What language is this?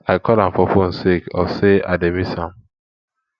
Nigerian Pidgin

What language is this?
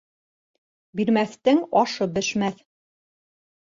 Bashkir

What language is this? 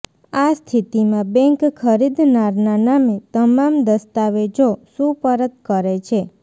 Gujarati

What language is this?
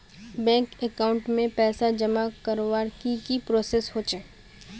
Magahi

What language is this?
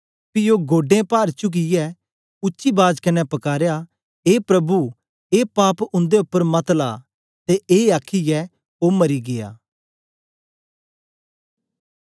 Dogri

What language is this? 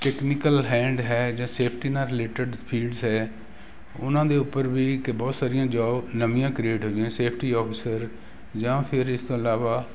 Punjabi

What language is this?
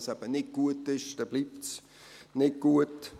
Swiss German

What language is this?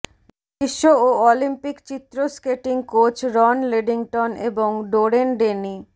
Bangla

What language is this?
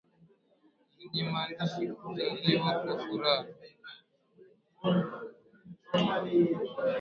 Swahili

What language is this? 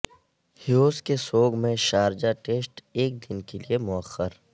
Urdu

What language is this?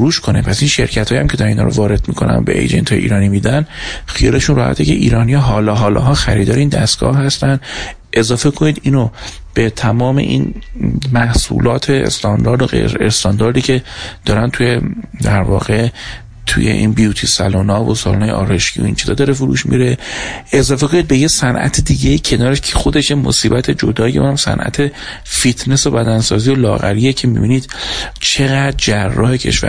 Persian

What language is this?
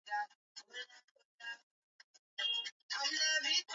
Swahili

